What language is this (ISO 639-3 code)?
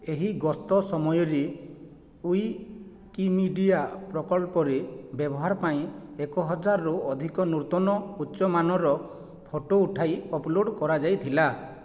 ori